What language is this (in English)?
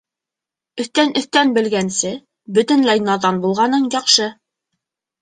Bashkir